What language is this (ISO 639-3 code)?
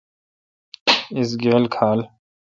xka